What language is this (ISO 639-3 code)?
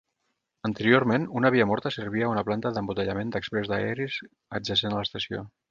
cat